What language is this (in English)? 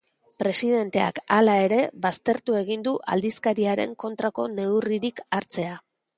Basque